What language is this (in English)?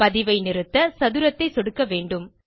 Tamil